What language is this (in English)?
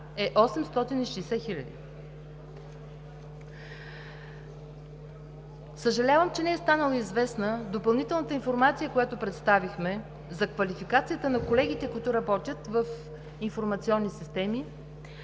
Bulgarian